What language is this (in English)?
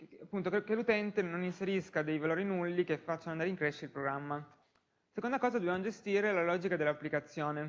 Italian